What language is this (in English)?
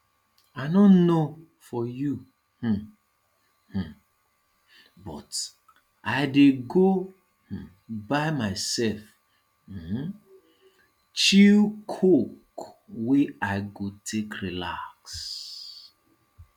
Nigerian Pidgin